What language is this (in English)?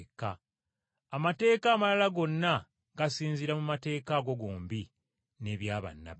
Ganda